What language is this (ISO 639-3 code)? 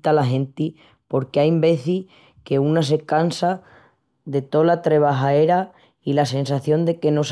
ext